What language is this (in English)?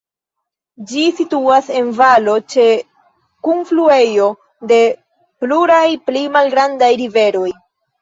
Esperanto